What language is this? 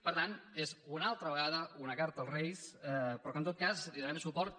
Catalan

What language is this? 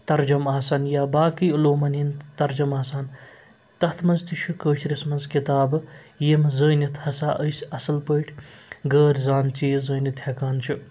Kashmiri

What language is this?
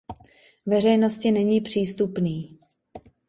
Czech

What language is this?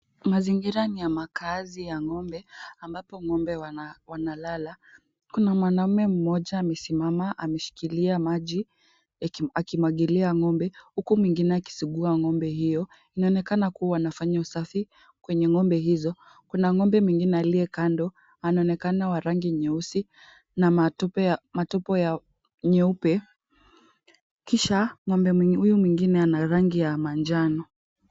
Swahili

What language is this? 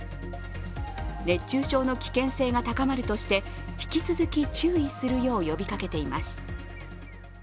Japanese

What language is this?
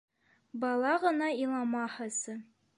Bashkir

